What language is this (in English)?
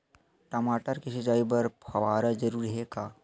Chhattisgarhi